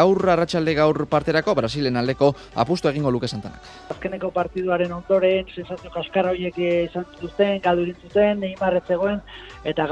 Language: Spanish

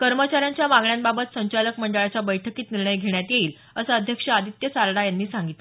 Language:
Marathi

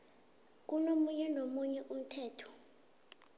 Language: South Ndebele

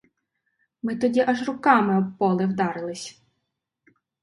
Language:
Ukrainian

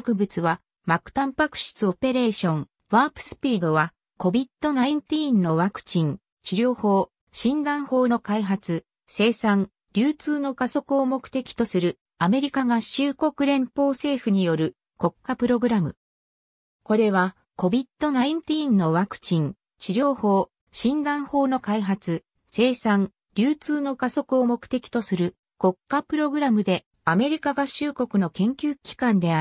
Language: Japanese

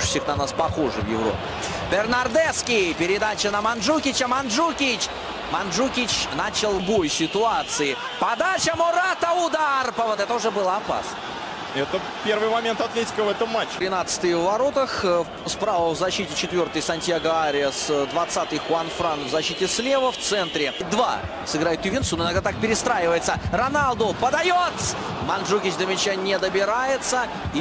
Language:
Russian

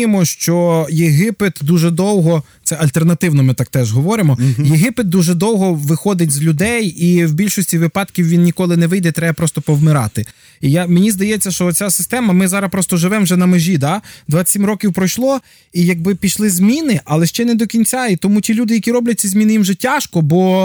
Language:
Ukrainian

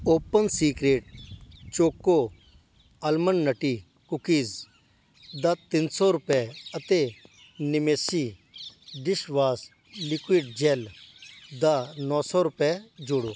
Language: Punjabi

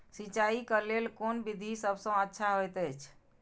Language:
Maithili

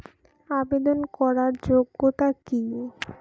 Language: Bangla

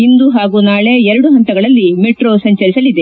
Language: Kannada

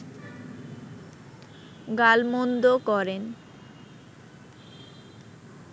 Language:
Bangla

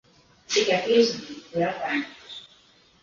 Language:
Latvian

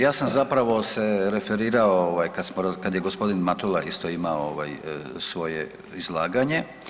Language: Croatian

